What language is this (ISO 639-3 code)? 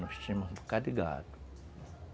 por